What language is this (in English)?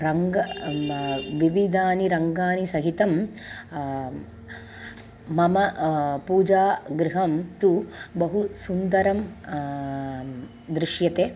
Sanskrit